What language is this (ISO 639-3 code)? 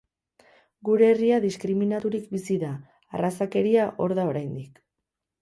eus